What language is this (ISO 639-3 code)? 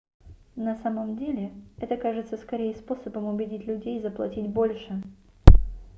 rus